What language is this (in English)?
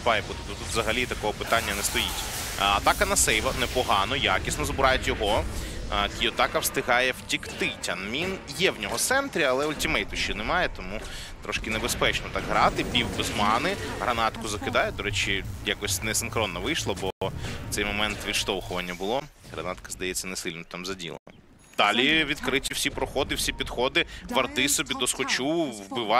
Ukrainian